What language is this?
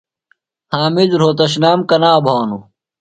Phalura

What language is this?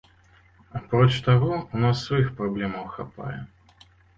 Belarusian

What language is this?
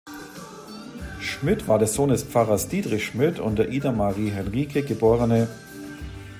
German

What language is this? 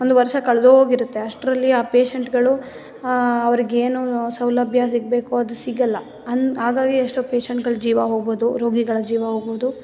Kannada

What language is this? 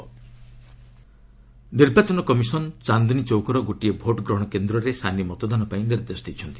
Odia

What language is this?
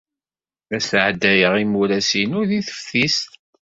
Kabyle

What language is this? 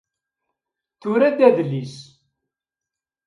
Kabyle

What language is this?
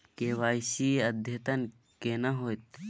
Maithili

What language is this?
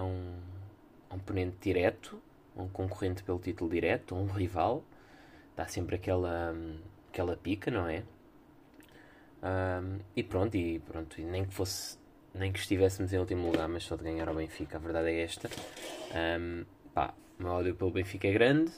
Portuguese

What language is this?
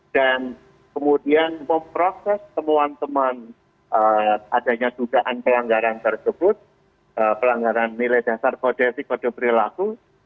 Indonesian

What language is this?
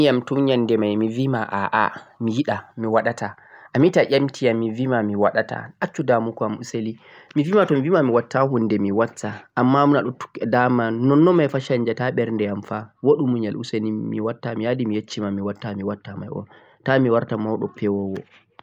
Central-Eastern Niger Fulfulde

